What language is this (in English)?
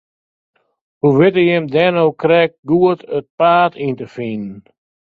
Western Frisian